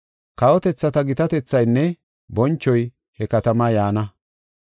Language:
Gofa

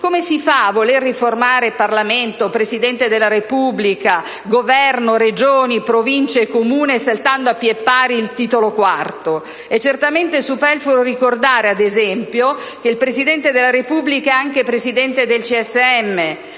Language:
Italian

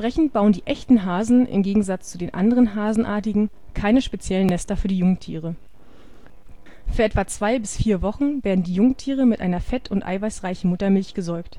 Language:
German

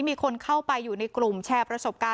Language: Thai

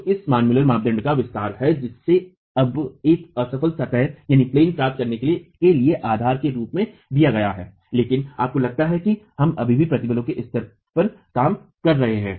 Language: Hindi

